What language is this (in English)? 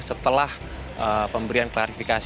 Indonesian